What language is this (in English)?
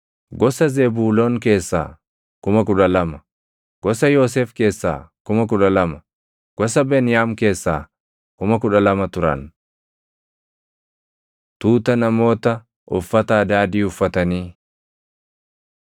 Oromo